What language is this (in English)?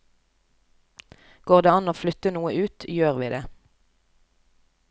Norwegian